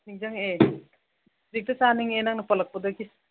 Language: Manipuri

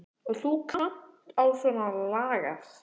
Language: Icelandic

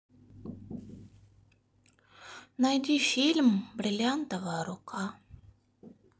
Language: Russian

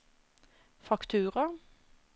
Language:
Norwegian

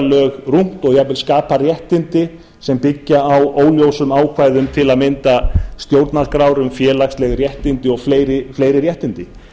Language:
Icelandic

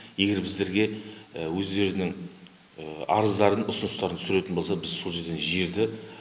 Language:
Kazakh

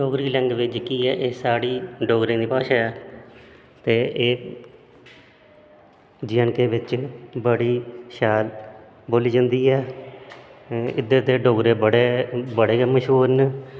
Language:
Dogri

